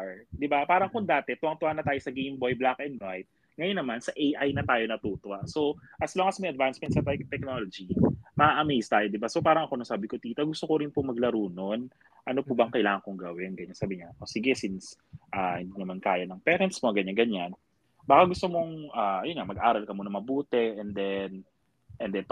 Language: Filipino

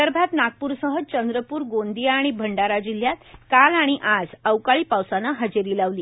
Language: Marathi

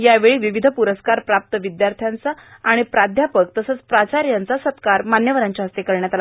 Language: Marathi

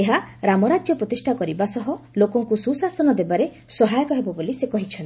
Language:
Odia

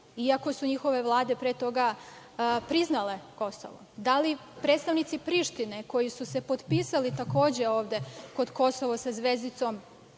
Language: Serbian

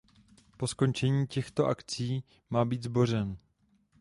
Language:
Czech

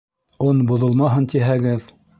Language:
Bashkir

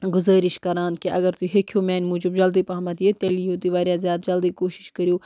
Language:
Kashmiri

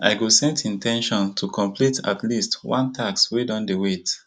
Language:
Nigerian Pidgin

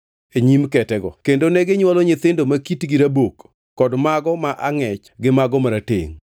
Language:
Luo (Kenya and Tanzania)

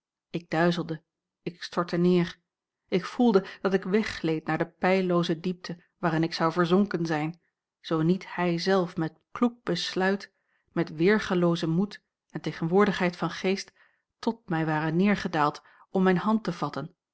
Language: Dutch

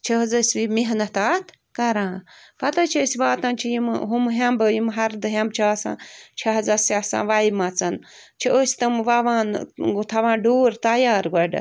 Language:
Kashmiri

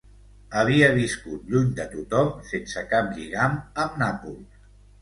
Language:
Catalan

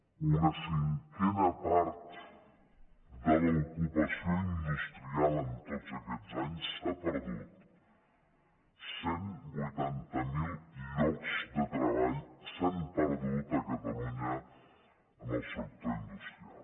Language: Catalan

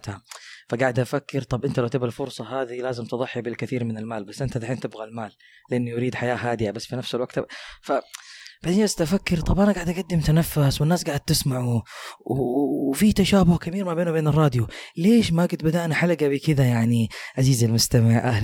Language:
Arabic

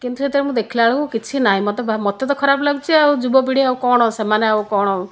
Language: Odia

